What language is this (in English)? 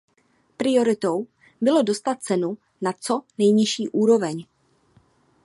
Czech